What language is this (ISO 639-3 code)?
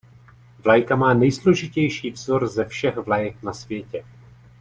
ces